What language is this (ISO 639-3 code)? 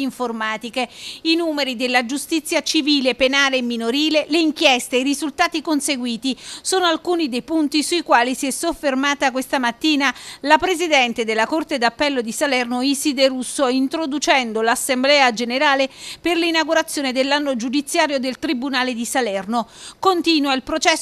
ita